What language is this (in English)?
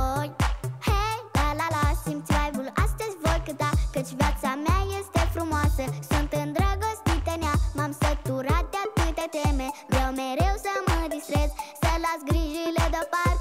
Romanian